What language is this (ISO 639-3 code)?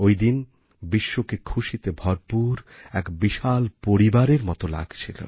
ben